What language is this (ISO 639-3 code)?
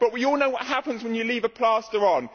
eng